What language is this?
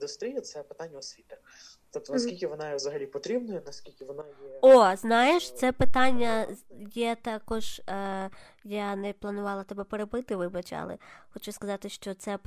Ukrainian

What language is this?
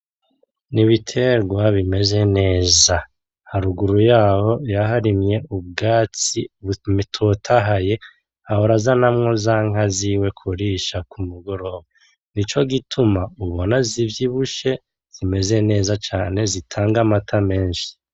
Rundi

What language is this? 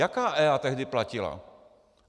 Czech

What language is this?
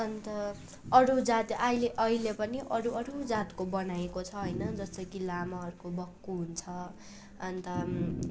Nepali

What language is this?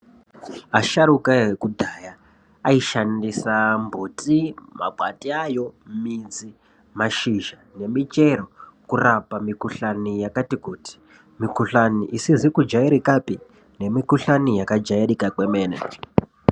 Ndau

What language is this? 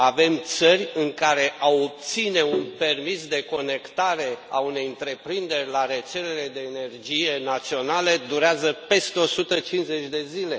Romanian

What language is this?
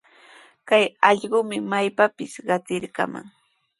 Sihuas Ancash Quechua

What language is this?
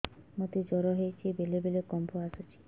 Odia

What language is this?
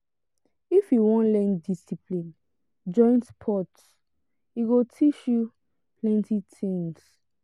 Nigerian Pidgin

